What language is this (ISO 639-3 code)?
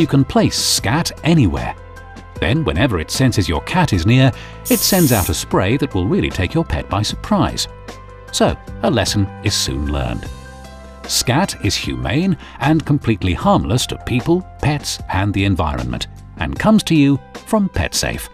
eng